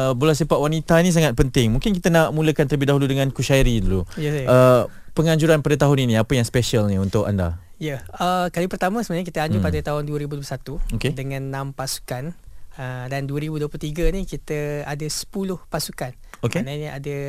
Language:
Malay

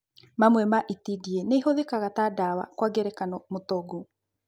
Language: Kikuyu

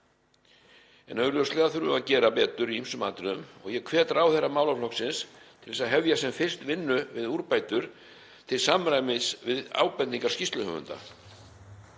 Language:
Icelandic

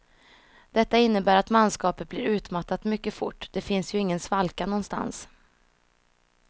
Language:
Swedish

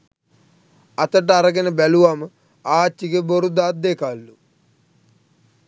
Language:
Sinhala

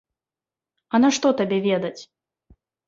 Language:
Belarusian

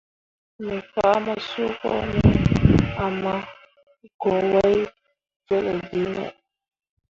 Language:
Mundang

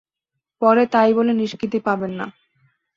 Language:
Bangla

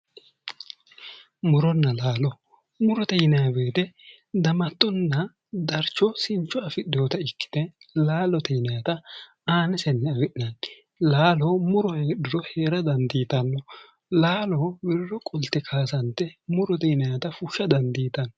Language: Sidamo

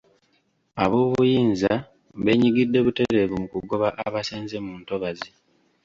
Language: Ganda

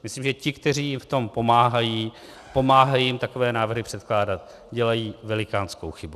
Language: Czech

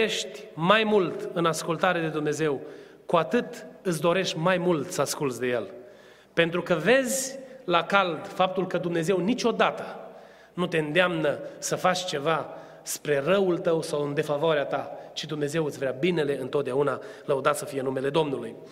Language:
Romanian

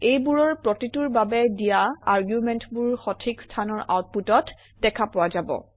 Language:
Assamese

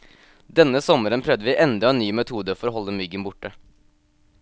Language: Norwegian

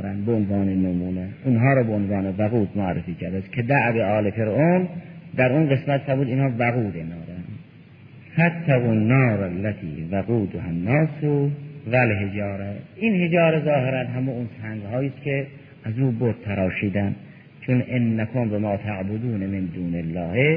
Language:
Persian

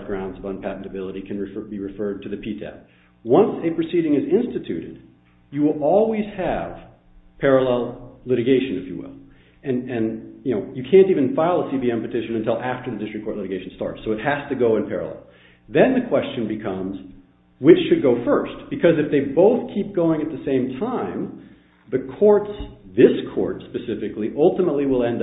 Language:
English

